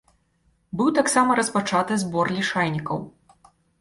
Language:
Belarusian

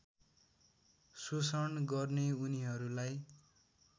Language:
Nepali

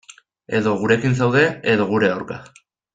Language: Basque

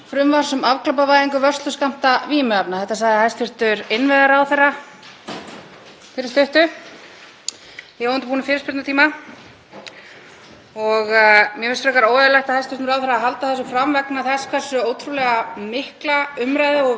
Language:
Icelandic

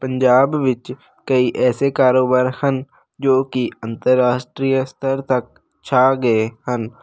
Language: Punjabi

